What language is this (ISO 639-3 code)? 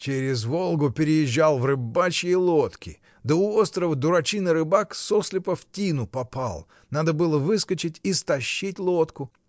rus